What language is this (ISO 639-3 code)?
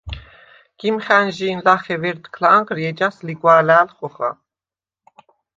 sva